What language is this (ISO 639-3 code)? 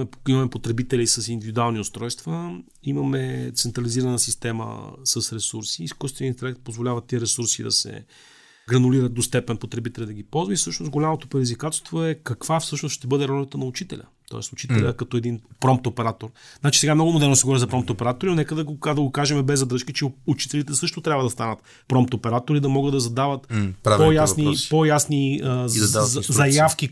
bul